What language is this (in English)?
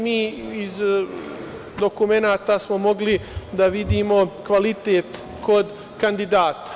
Serbian